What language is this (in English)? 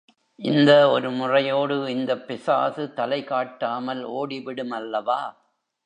Tamil